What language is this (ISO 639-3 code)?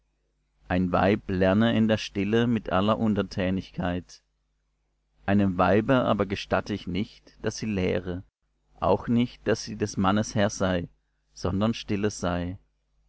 deu